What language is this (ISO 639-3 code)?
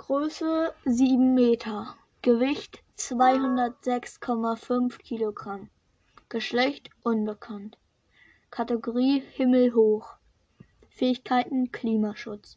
deu